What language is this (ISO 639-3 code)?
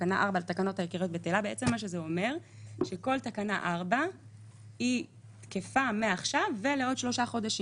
heb